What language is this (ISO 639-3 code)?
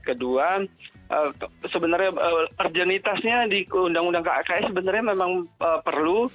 ind